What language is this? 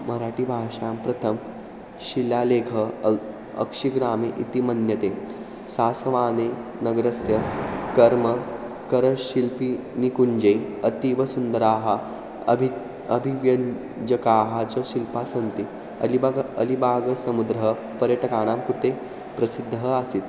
Sanskrit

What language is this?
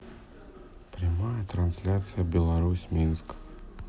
Russian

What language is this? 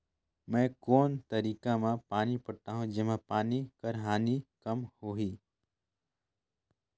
Chhattisgarhi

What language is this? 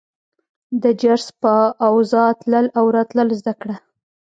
Pashto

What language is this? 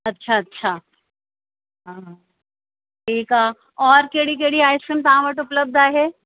Sindhi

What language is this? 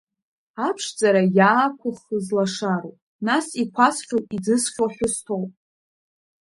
Abkhazian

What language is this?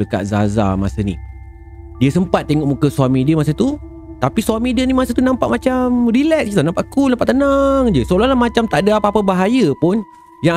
Malay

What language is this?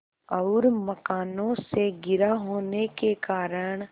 Hindi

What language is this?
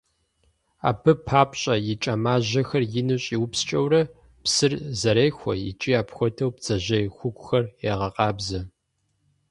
Kabardian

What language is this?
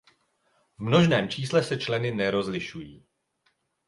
Czech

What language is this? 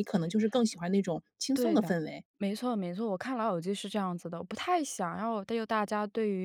Chinese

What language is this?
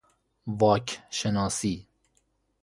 Persian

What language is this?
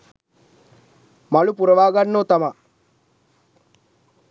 Sinhala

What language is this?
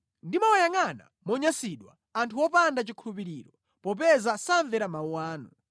Nyanja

